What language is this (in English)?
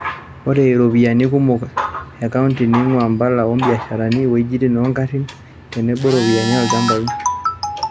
Masai